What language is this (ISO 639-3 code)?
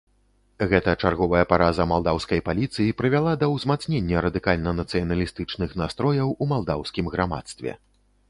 bel